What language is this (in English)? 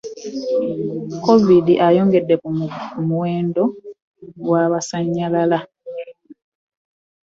Ganda